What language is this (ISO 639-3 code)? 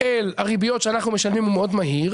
heb